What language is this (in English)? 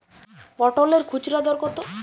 Bangla